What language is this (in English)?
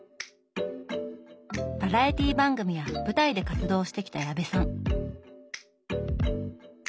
Japanese